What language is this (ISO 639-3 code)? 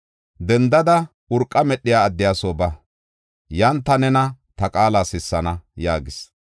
gof